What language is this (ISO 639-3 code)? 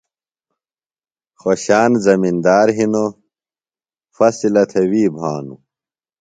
phl